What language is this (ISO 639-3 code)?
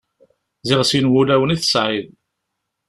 kab